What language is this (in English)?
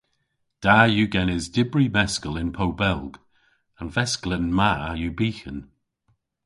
Cornish